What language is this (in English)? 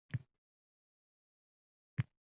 Uzbek